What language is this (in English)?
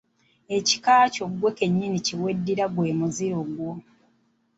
Ganda